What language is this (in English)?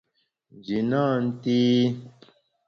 Bamun